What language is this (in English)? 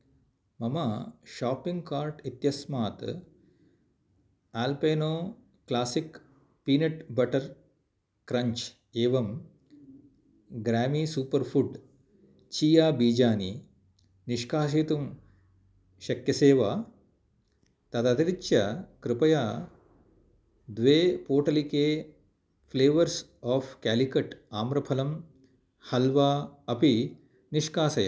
Sanskrit